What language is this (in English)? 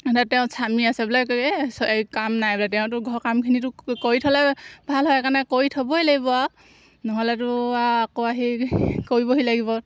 Assamese